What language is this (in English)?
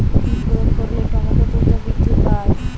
Bangla